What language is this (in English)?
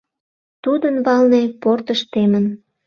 Mari